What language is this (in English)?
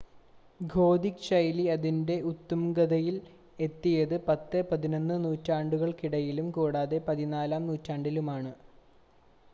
Malayalam